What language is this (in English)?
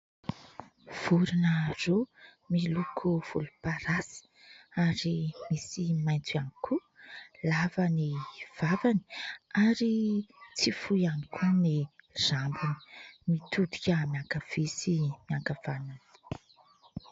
Malagasy